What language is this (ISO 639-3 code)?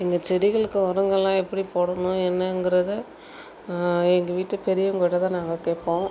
tam